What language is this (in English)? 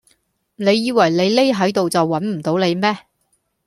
Cantonese